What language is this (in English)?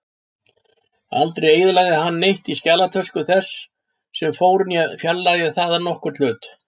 Icelandic